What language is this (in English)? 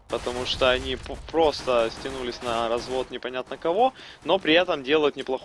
Russian